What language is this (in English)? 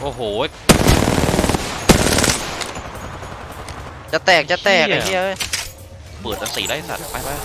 Thai